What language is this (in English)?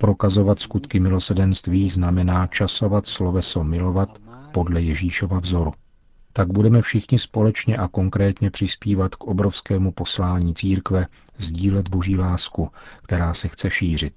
Czech